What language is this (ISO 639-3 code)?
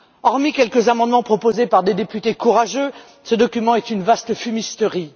fra